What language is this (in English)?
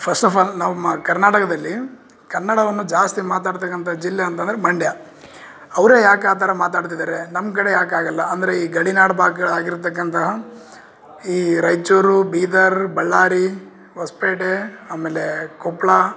Kannada